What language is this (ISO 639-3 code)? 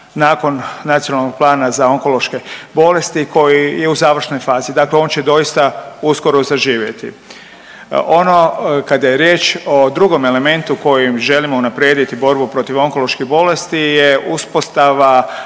hrv